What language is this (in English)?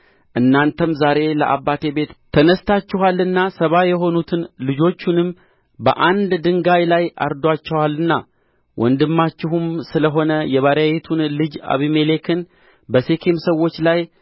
Amharic